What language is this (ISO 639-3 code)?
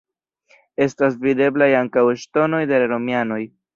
epo